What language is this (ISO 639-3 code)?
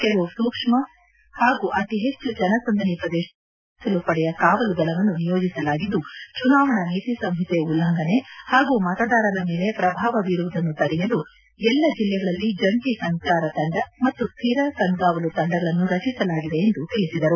kan